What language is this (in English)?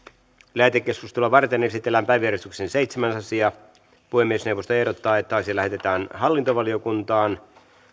Finnish